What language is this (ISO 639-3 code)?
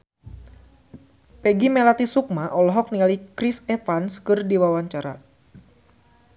sun